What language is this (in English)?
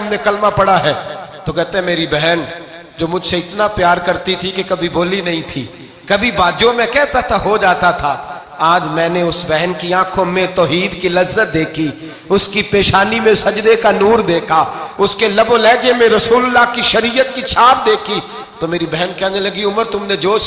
Urdu